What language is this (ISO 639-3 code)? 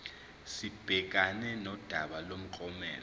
zul